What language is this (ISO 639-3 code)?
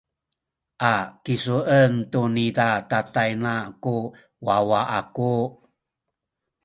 szy